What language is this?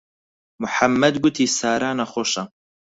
Central Kurdish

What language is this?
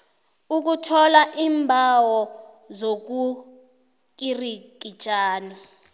South Ndebele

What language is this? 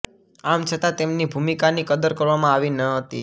Gujarati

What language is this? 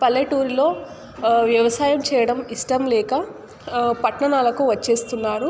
Telugu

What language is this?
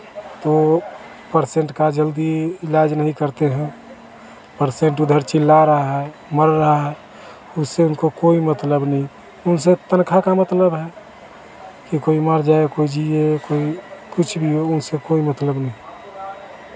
Hindi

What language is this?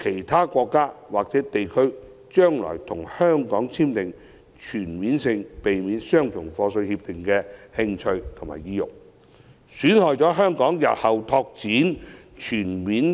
Cantonese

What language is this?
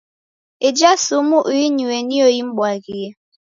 Taita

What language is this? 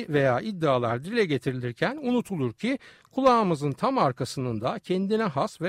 Turkish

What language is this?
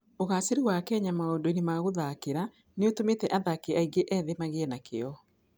Kikuyu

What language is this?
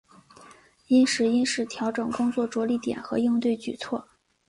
Chinese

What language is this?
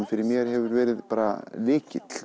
Icelandic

